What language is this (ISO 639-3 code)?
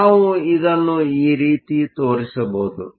kan